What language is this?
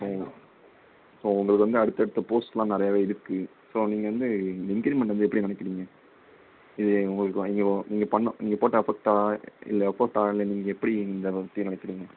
Tamil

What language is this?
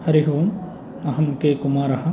Sanskrit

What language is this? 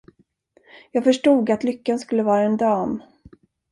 Swedish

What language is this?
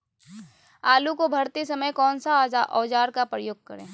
Magahi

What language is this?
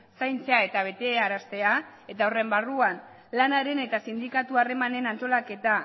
Basque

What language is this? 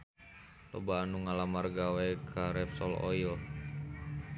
Sundanese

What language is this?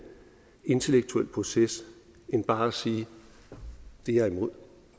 Danish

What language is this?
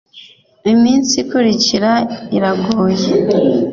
Kinyarwanda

